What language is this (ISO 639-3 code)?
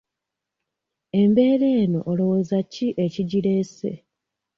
lug